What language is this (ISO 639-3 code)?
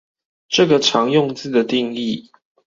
zho